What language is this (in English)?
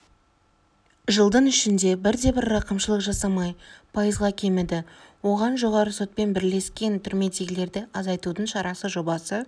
Kazakh